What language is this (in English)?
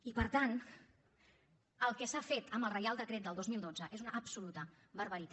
Catalan